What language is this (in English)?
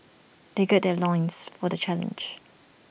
English